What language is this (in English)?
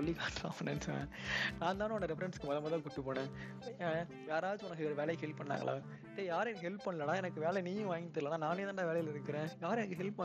Tamil